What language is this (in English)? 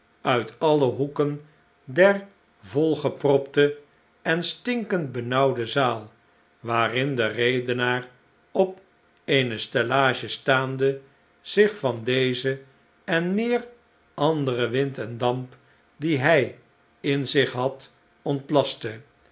Dutch